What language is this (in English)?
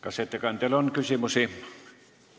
Estonian